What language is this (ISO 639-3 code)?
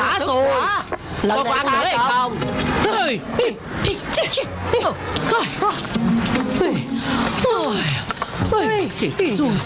vie